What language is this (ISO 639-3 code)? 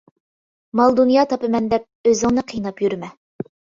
uig